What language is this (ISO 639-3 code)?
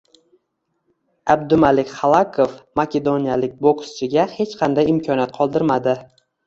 uzb